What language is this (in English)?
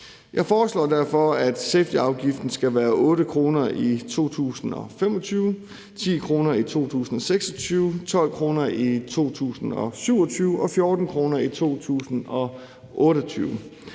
Danish